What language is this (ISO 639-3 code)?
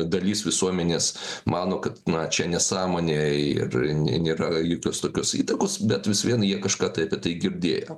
lit